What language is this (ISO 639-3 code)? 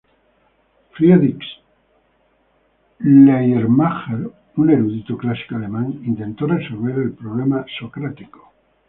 spa